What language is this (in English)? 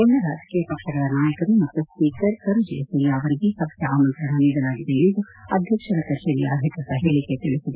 Kannada